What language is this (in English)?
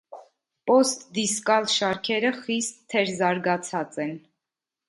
Armenian